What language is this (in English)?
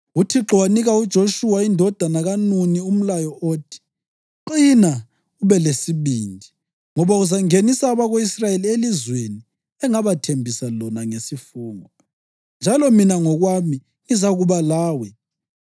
North Ndebele